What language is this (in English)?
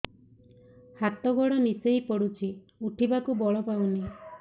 Odia